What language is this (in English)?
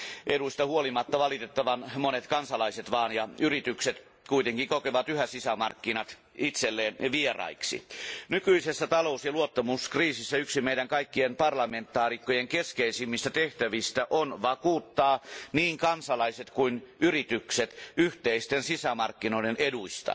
Finnish